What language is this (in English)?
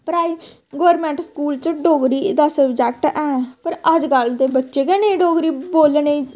Dogri